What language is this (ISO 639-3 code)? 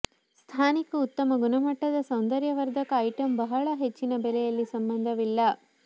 kan